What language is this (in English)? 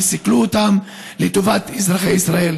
Hebrew